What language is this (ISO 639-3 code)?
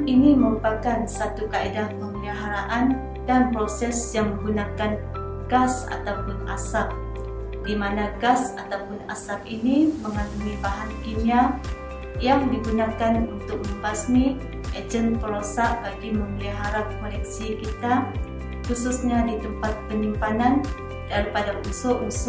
msa